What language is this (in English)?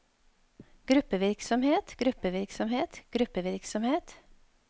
Norwegian